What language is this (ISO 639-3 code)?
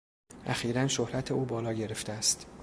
fas